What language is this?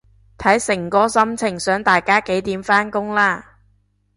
Cantonese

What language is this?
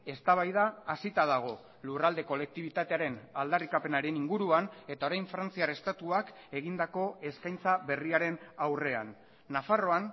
Basque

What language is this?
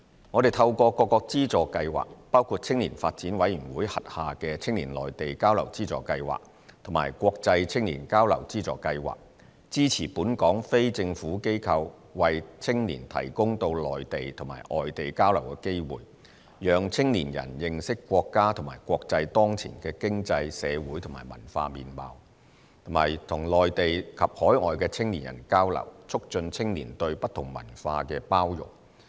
Cantonese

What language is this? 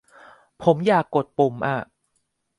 Thai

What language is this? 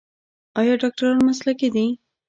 Pashto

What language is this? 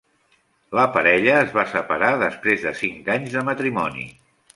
Catalan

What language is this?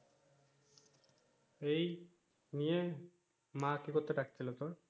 Bangla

